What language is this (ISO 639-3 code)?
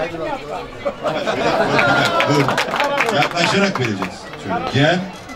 tur